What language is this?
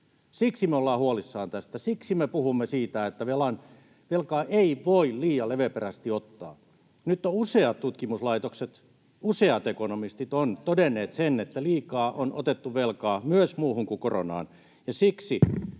Finnish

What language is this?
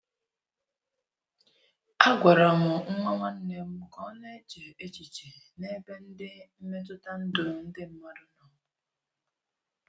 Igbo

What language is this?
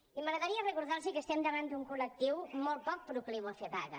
Catalan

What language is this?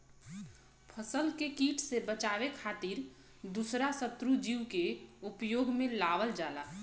Bhojpuri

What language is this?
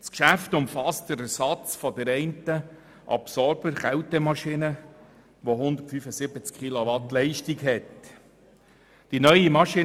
Swiss German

